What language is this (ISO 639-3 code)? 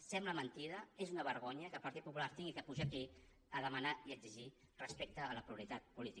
cat